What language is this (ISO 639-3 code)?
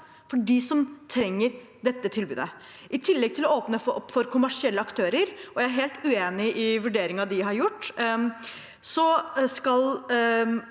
nor